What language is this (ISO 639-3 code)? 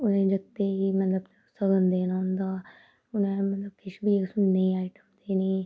doi